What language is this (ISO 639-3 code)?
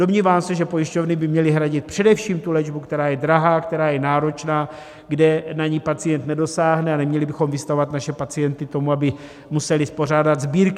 ces